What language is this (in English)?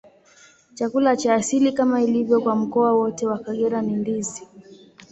Swahili